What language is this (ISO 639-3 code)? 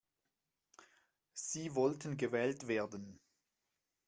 deu